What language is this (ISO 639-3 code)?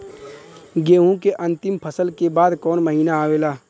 bho